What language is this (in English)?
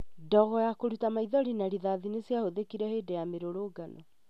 Kikuyu